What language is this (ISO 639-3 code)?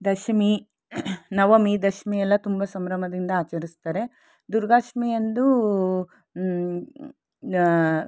kan